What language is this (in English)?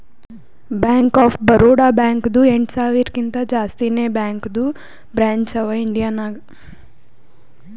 Kannada